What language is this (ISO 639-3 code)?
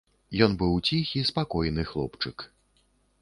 bel